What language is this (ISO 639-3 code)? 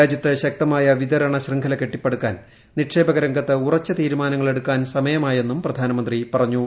mal